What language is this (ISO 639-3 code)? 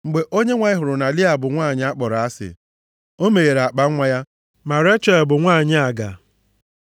ibo